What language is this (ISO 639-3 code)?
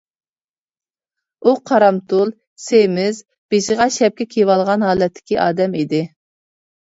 uig